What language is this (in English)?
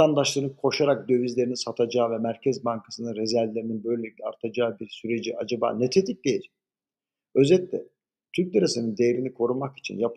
Turkish